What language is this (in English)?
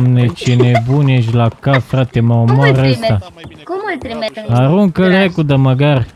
Romanian